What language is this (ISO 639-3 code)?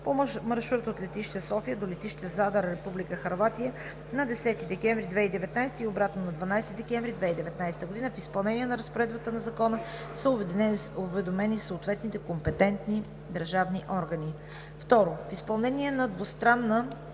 bul